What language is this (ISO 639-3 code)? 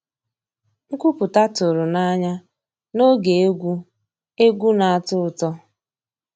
ibo